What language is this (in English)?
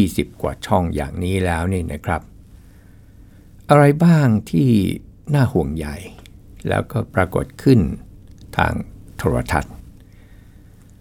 Thai